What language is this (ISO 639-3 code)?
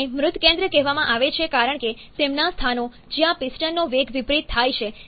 guj